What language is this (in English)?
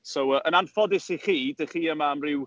Welsh